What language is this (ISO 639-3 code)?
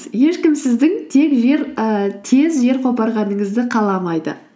kaz